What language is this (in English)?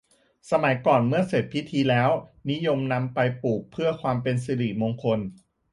Thai